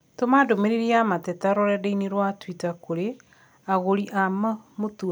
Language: Kikuyu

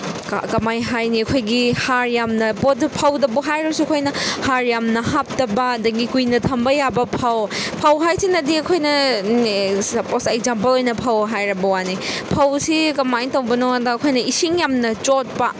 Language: Manipuri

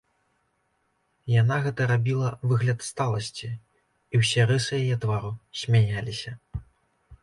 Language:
Belarusian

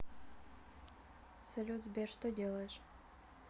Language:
Russian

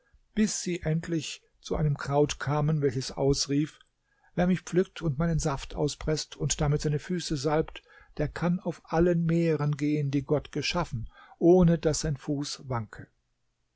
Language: German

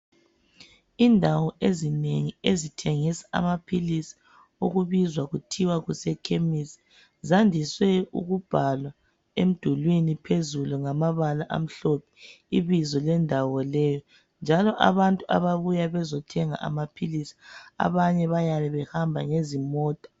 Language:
North Ndebele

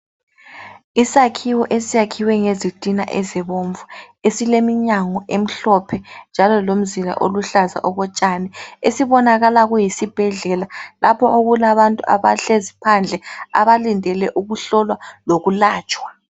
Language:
North Ndebele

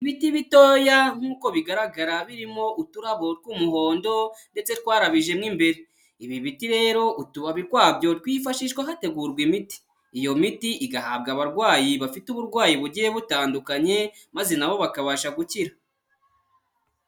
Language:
Kinyarwanda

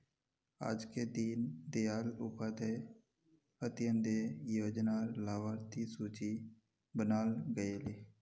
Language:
Magahi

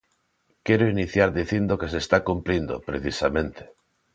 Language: Galician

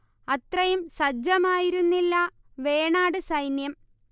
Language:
Malayalam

